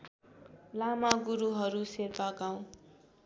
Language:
Nepali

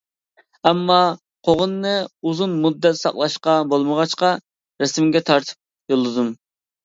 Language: Uyghur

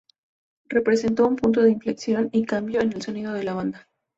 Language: Spanish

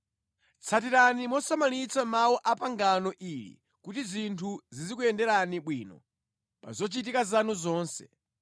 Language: Nyanja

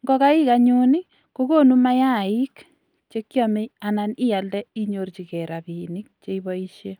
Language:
Kalenjin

